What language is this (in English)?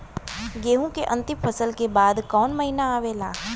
Bhojpuri